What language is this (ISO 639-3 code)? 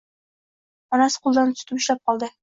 uzb